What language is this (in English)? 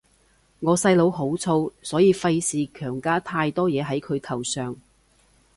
Cantonese